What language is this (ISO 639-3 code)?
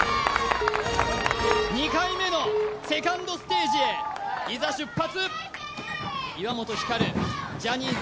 jpn